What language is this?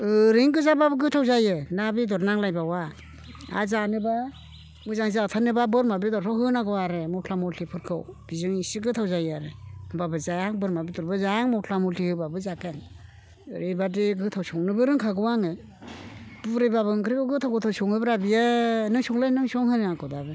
Bodo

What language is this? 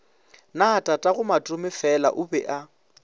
Northern Sotho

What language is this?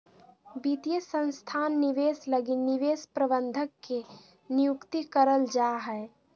Magahi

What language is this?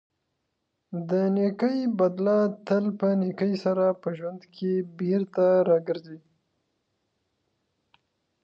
Pashto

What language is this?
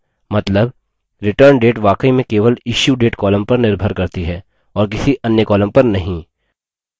Hindi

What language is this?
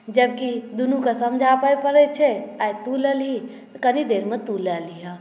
Maithili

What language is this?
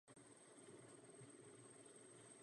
Czech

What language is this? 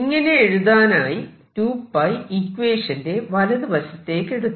Malayalam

